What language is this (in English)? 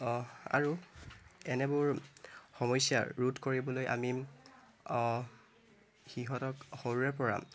Assamese